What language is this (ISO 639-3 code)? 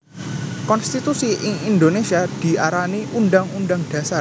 jav